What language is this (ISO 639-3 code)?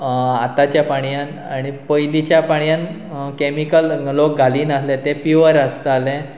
kok